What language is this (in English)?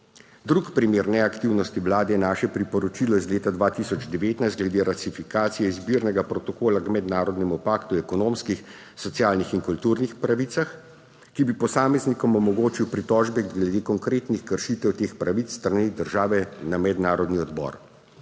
Slovenian